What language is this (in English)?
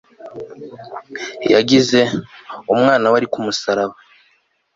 Kinyarwanda